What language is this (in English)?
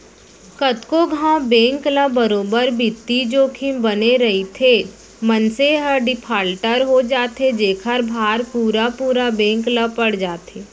Chhattisgarhi